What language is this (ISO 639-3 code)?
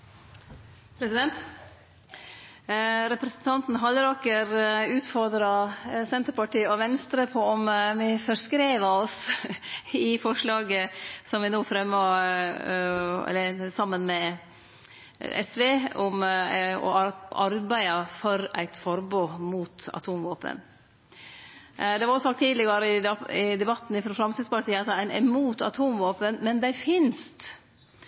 nno